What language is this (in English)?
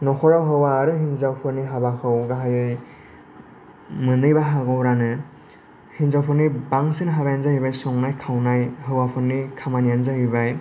Bodo